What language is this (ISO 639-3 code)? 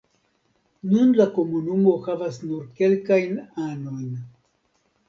epo